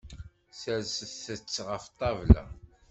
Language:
Kabyle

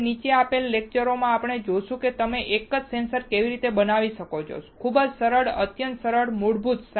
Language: Gujarati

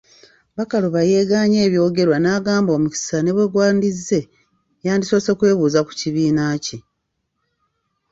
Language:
Ganda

